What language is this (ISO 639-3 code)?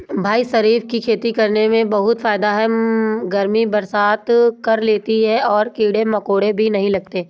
hin